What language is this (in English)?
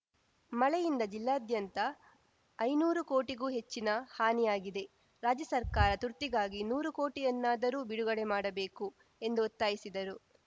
Kannada